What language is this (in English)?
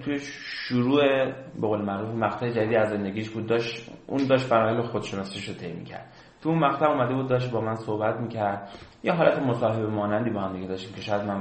Persian